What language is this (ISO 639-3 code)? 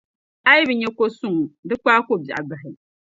dag